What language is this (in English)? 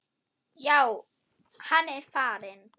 Icelandic